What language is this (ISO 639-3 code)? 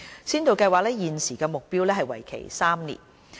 yue